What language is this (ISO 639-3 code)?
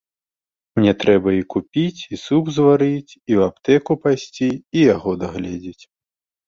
bel